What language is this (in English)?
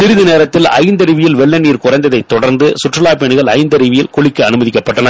Tamil